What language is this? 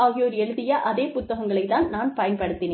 Tamil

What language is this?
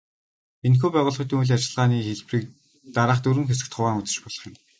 Mongolian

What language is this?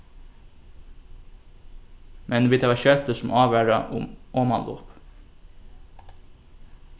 Faroese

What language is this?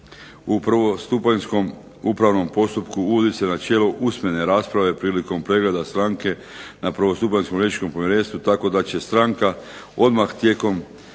Croatian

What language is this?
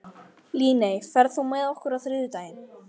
Icelandic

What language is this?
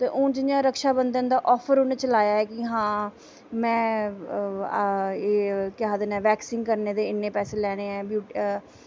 Dogri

